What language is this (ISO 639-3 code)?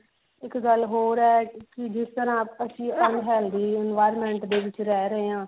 pan